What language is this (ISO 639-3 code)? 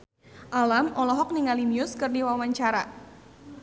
sun